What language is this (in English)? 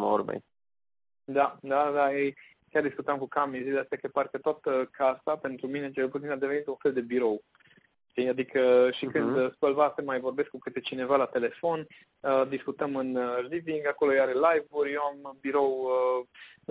Romanian